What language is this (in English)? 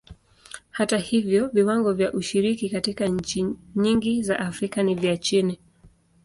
Swahili